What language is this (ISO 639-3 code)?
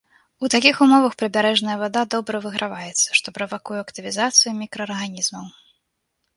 bel